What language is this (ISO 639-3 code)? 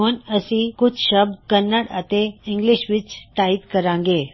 pan